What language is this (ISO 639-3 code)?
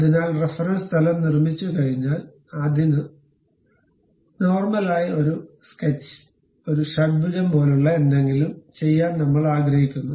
mal